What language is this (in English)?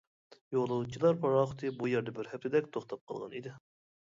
Uyghur